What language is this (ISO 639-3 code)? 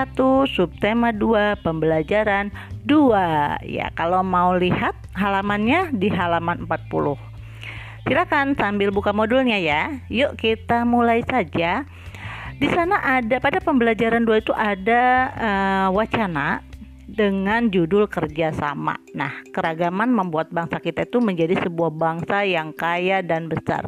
ind